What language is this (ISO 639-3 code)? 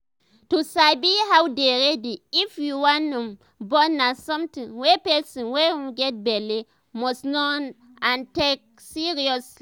pcm